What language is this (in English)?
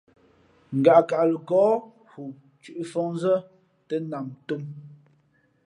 Fe'fe'